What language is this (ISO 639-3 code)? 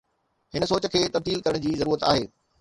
snd